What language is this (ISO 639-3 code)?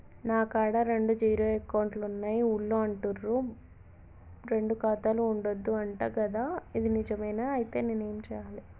tel